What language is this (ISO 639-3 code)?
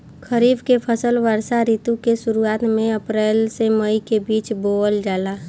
bho